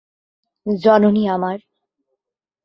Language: Bangla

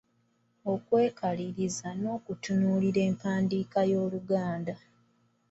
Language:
Ganda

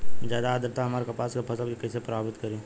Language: Bhojpuri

